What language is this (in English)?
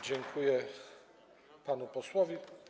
Polish